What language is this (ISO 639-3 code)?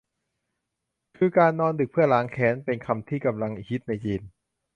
tha